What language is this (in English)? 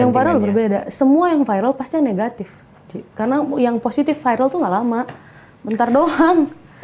Indonesian